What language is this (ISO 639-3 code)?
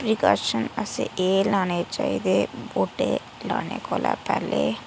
doi